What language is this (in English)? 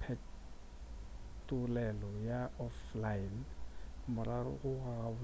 Northern Sotho